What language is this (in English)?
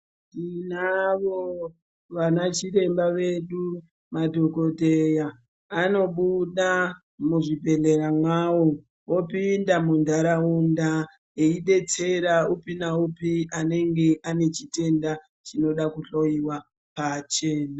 Ndau